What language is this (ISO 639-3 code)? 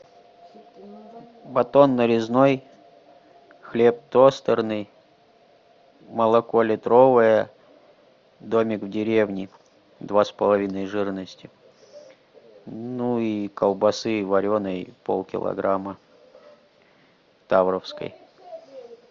rus